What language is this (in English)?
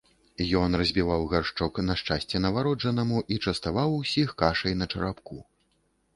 Belarusian